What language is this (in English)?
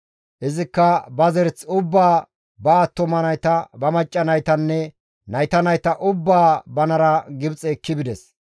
Gamo